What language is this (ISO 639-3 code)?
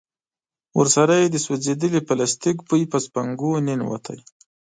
pus